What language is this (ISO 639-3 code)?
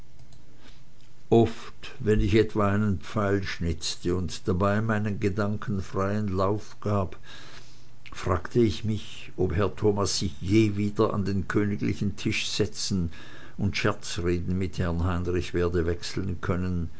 deu